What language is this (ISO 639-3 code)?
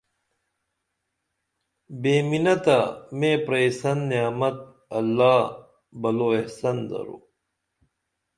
dml